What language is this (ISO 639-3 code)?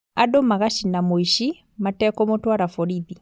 kik